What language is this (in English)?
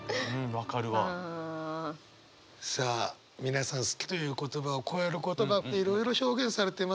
Japanese